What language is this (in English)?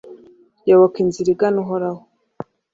Kinyarwanda